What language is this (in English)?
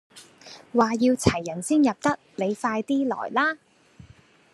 Cantonese